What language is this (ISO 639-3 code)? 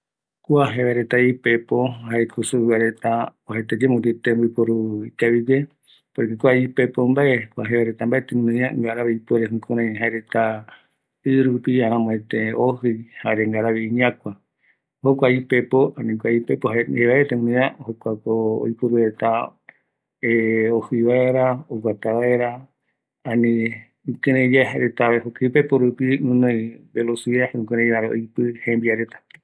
gui